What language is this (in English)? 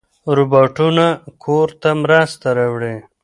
Pashto